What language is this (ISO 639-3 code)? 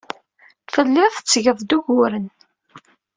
kab